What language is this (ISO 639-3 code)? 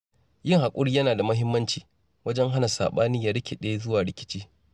hau